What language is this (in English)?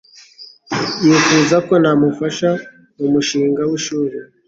Kinyarwanda